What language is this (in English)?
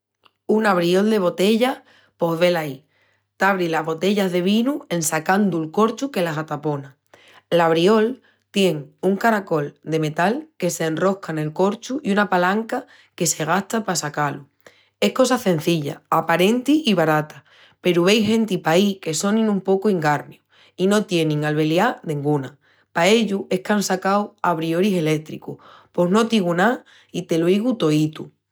Extremaduran